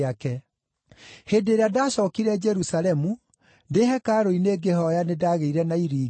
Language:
Kikuyu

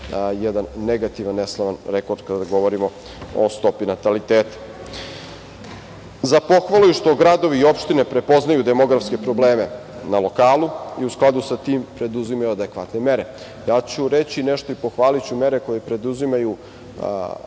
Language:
Serbian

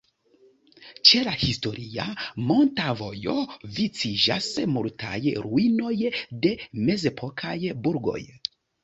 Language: Esperanto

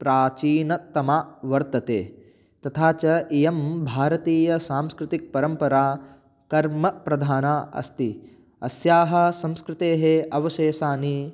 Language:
Sanskrit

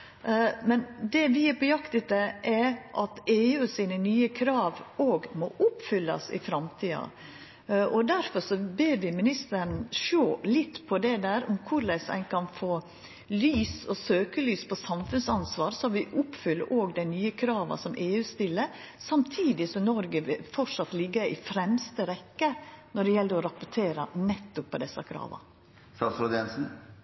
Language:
Norwegian Nynorsk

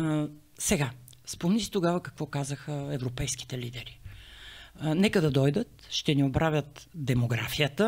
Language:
Bulgarian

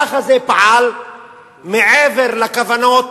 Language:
Hebrew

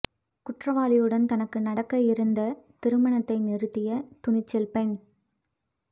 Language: Tamil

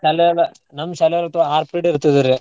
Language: Kannada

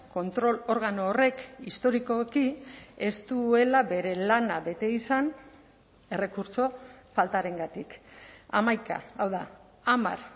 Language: Basque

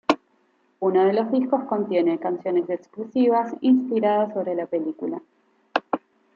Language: Spanish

